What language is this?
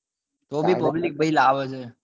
Gujarati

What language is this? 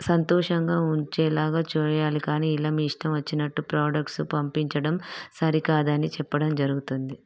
Telugu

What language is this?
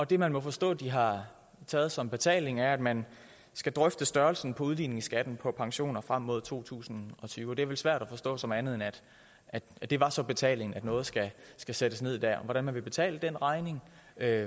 Danish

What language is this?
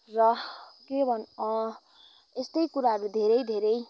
Nepali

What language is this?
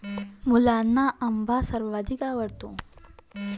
Marathi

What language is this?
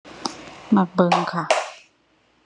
Thai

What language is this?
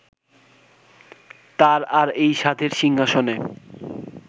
Bangla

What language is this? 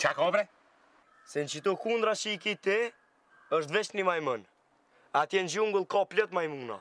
Greek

